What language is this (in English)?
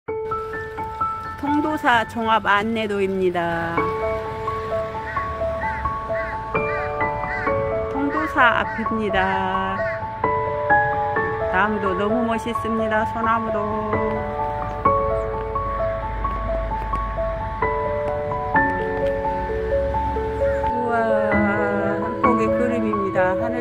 Korean